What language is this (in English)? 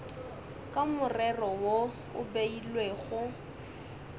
Northern Sotho